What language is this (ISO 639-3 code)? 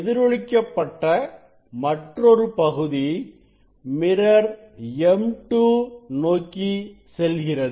tam